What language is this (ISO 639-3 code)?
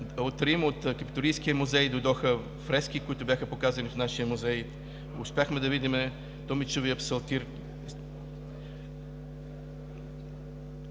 bul